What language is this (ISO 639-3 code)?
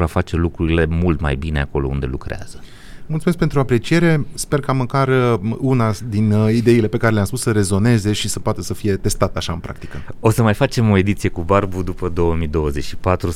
ron